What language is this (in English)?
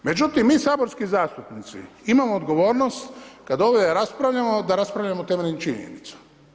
Croatian